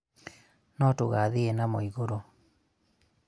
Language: Kikuyu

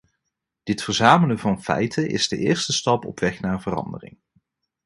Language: Dutch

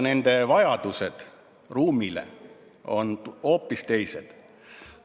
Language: Estonian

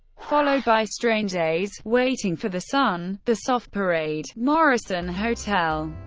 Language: English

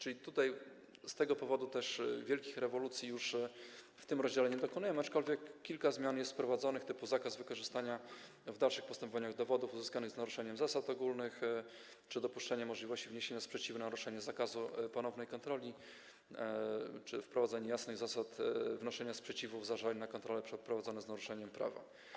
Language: Polish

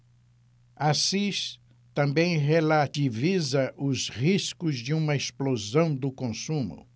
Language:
Portuguese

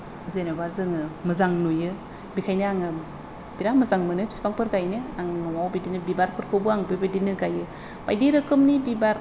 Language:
Bodo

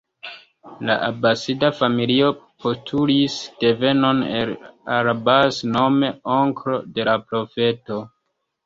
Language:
Esperanto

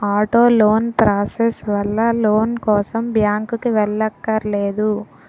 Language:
Telugu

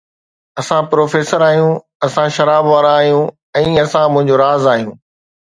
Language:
Sindhi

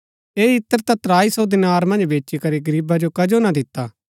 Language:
Gaddi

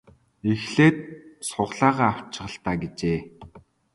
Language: Mongolian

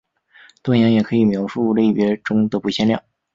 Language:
Chinese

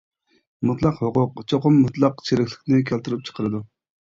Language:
Uyghur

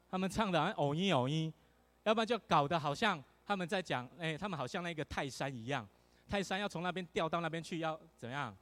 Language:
Chinese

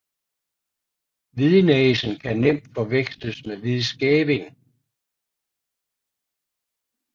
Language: Danish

